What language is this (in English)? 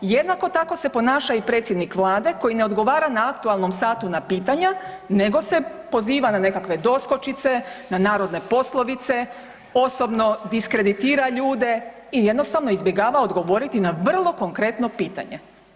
Croatian